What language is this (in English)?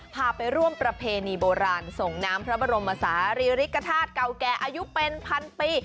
Thai